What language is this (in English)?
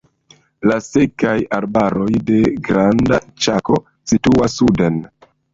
Esperanto